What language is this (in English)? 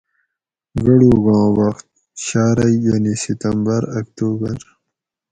Gawri